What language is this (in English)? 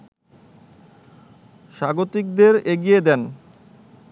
Bangla